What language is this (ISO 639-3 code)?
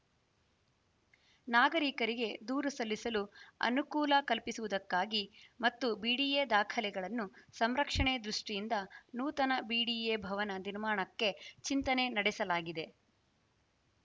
kan